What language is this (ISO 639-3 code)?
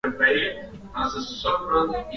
swa